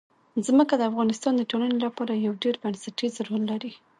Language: Pashto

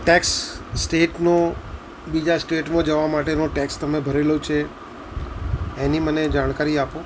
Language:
Gujarati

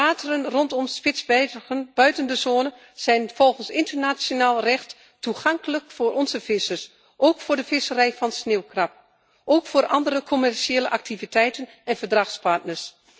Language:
Dutch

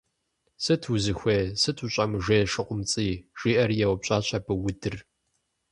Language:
Kabardian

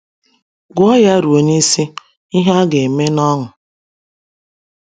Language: Igbo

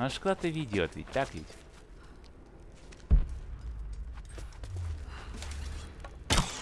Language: Russian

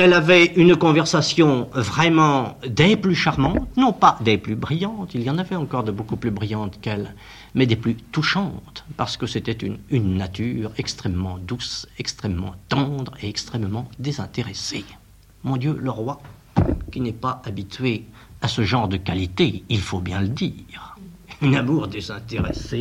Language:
French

